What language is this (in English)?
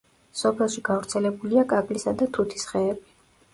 Georgian